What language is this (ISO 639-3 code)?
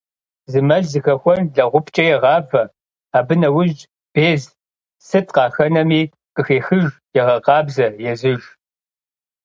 kbd